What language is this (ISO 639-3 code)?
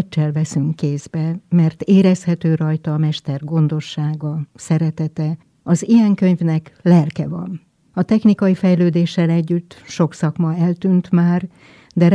hun